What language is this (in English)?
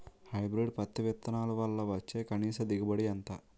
Telugu